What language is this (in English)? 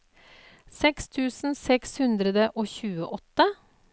Norwegian